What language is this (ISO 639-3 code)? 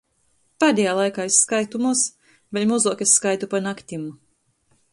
ltg